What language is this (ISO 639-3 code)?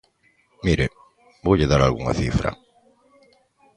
glg